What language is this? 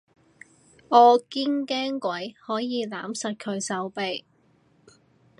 Cantonese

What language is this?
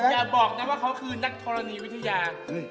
Thai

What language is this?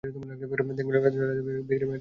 Bangla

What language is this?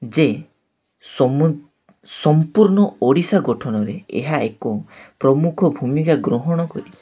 Odia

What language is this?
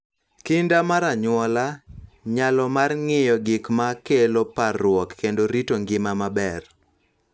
Luo (Kenya and Tanzania)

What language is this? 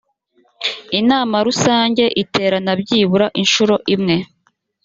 Kinyarwanda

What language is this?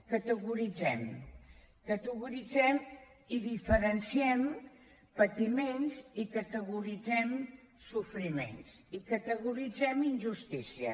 Catalan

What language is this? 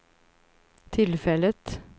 Swedish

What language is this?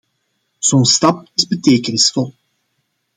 Dutch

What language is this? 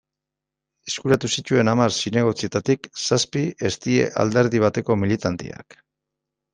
Basque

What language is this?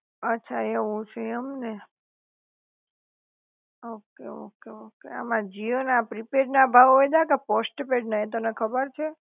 Gujarati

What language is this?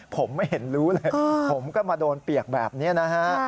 Thai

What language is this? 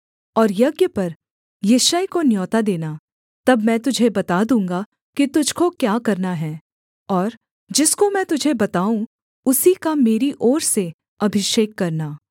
Hindi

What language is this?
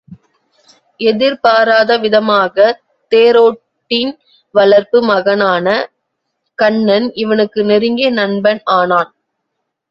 Tamil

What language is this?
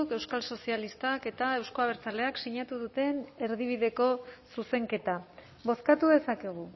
Basque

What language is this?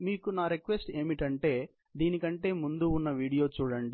Telugu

